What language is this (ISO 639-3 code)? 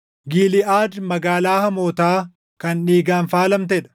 orm